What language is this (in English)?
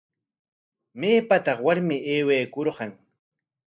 Corongo Ancash Quechua